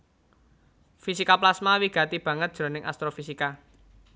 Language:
Javanese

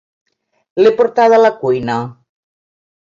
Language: Catalan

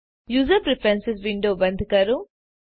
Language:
Gujarati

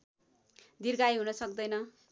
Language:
Nepali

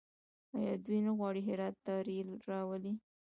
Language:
Pashto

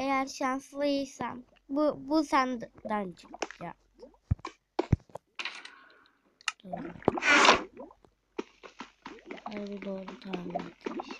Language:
Turkish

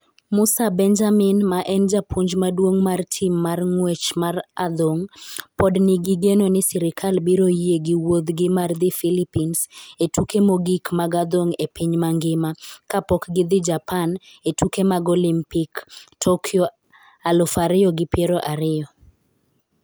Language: Luo (Kenya and Tanzania)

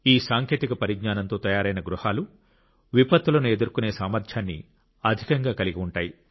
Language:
Telugu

